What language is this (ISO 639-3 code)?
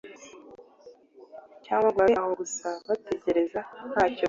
kin